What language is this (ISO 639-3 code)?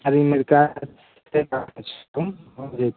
mai